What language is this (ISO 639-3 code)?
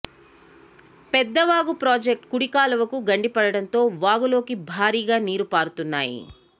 tel